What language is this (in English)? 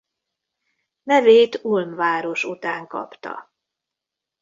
Hungarian